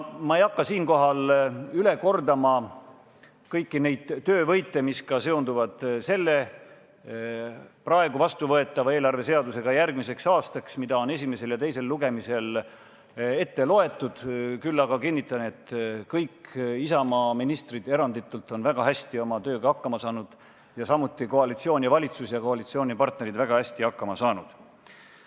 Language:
Estonian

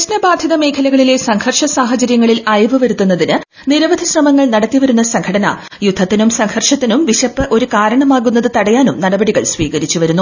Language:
Malayalam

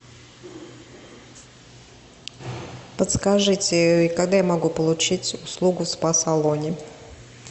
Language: Russian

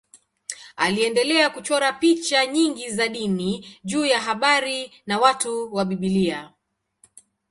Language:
Swahili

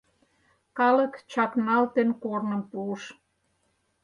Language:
Mari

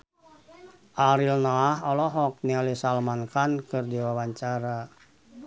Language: Sundanese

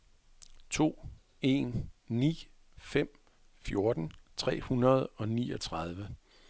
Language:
Danish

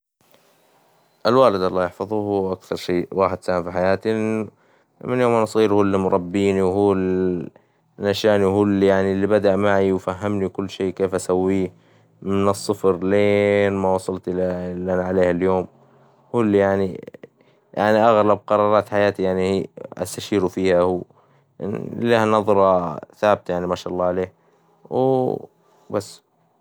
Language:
Hijazi Arabic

